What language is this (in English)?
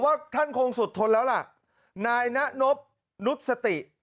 Thai